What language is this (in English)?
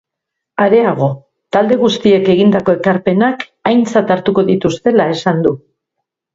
Basque